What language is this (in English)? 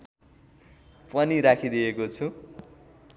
Nepali